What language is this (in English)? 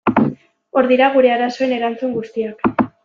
Basque